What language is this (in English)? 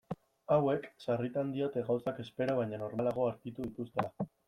Basque